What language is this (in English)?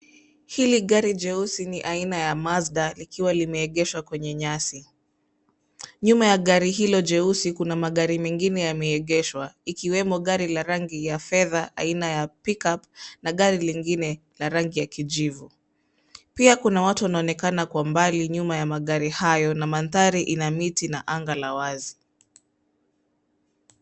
Swahili